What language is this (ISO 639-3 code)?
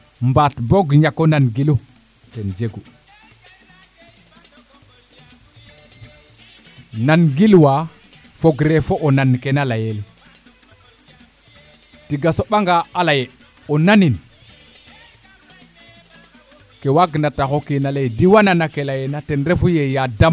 srr